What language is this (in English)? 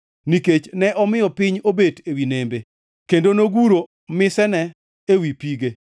Luo (Kenya and Tanzania)